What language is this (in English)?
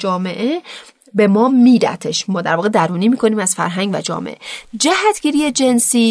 Persian